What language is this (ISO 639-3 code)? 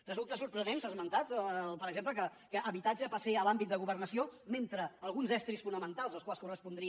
cat